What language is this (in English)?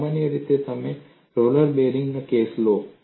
Gujarati